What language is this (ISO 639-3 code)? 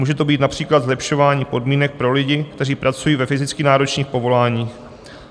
ces